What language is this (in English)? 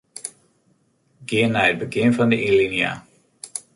Western Frisian